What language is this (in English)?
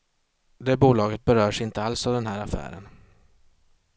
Swedish